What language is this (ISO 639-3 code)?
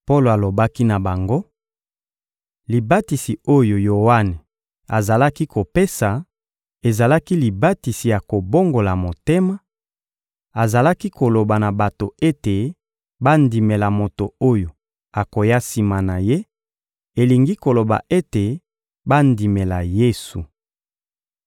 lin